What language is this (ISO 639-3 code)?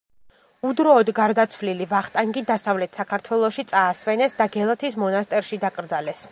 kat